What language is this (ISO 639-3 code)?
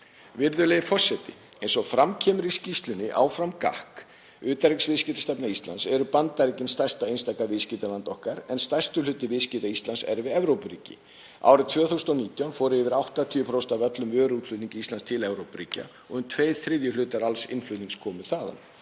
isl